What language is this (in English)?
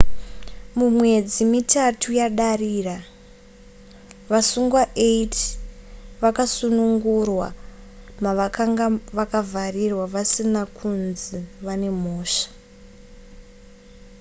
Shona